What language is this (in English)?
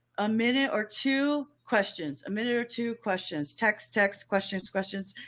English